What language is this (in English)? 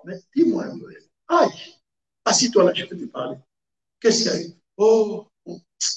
French